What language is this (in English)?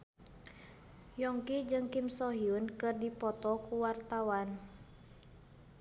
Sundanese